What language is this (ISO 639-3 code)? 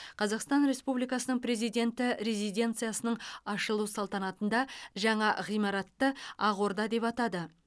kaz